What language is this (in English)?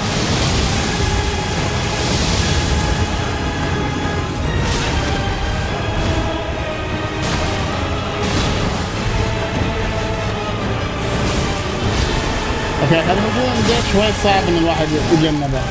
Arabic